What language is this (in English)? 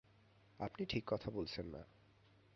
Bangla